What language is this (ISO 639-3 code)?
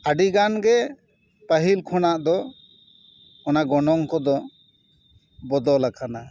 sat